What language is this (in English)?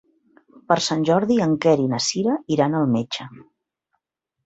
Catalan